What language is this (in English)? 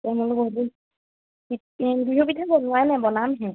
Assamese